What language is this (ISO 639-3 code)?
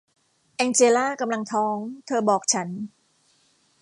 tha